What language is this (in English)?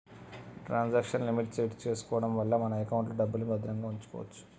Telugu